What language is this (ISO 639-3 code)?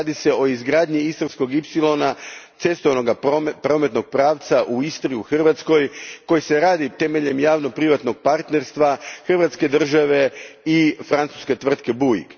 hrv